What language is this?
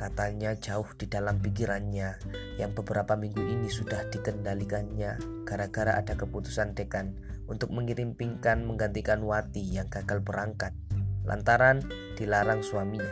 Indonesian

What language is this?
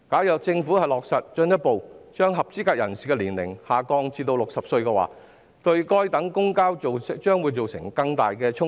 Cantonese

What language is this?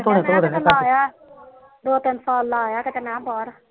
Punjabi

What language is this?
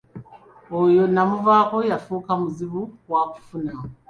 Ganda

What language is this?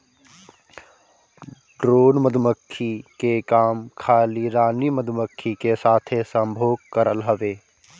Bhojpuri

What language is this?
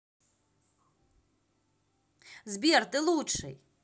Russian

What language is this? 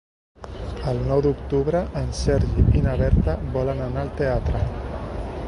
Catalan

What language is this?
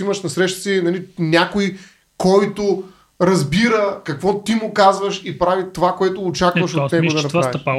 Bulgarian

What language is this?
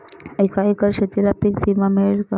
Marathi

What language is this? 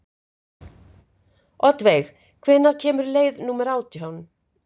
Icelandic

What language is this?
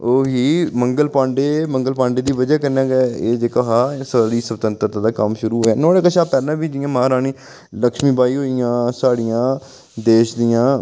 Dogri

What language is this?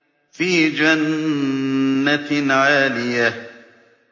Arabic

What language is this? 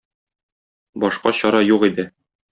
Tatar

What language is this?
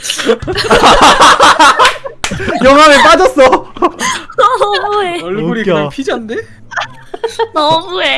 Korean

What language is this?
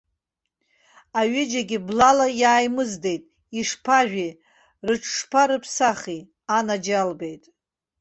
Abkhazian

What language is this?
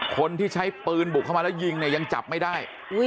Thai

